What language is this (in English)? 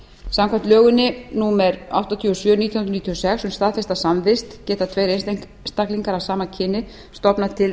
Icelandic